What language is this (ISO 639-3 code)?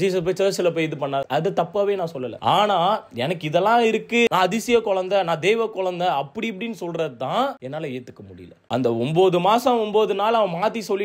tha